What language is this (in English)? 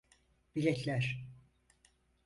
Turkish